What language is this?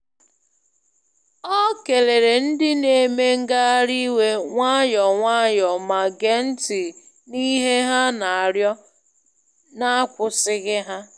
Igbo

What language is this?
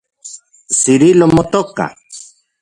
Central Puebla Nahuatl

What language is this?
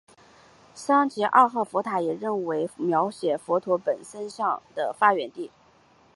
Chinese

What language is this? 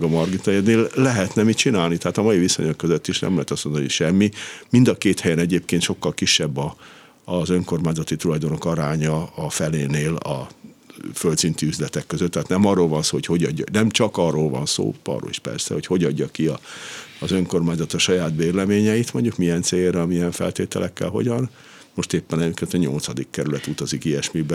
Hungarian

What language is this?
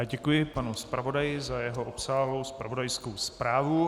Czech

